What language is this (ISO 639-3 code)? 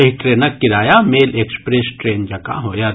mai